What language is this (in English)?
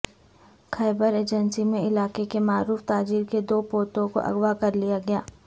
Urdu